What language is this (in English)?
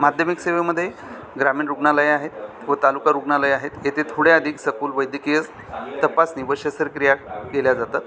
Marathi